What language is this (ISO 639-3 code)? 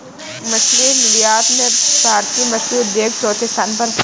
hin